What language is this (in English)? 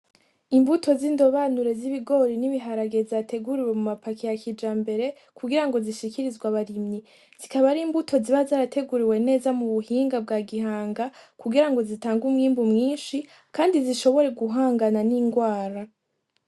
Rundi